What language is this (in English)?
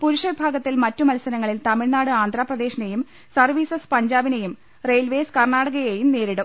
Malayalam